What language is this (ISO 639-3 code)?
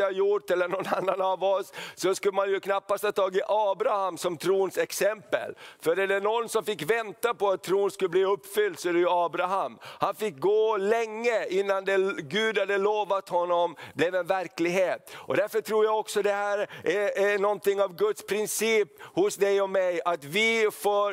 swe